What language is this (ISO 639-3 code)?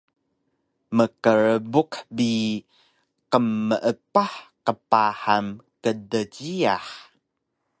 trv